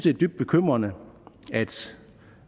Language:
Danish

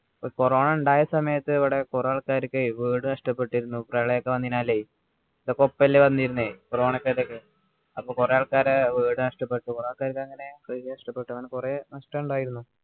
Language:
Malayalam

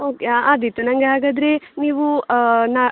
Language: Kannada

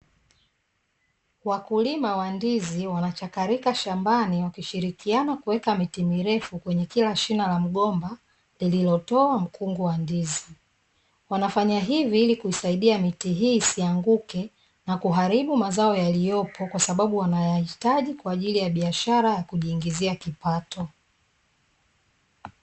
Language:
Swahili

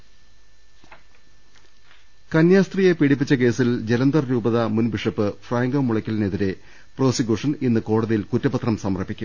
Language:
Malayalam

